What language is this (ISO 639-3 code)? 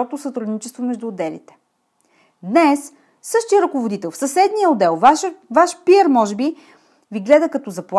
bul